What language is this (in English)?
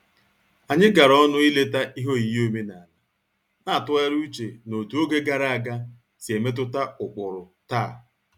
Igbo